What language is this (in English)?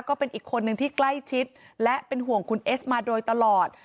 Thai